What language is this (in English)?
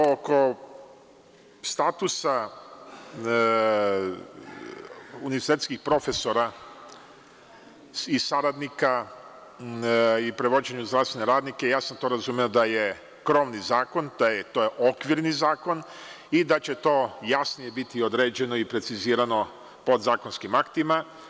Serbian